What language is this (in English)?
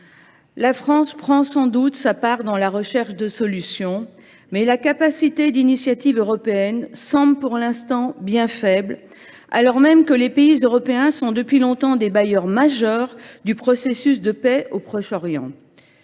French